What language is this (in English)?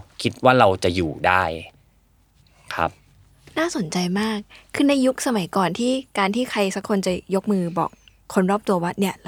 Thai